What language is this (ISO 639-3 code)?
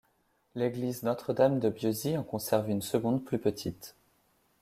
fra